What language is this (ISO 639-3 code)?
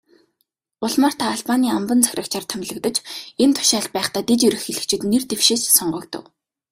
mon